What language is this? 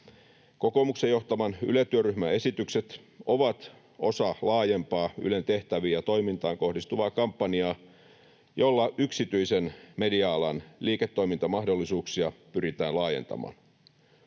Finnish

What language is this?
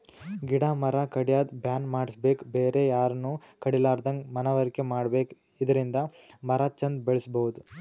Kannada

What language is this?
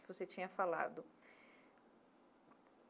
Portuguese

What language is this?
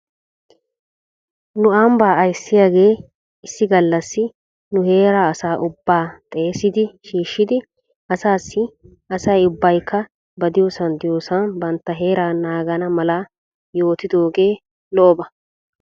Wolaytta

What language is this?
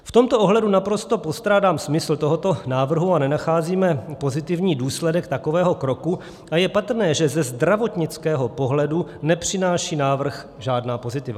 Czech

